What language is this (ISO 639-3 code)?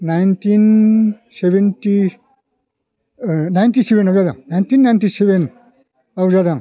brx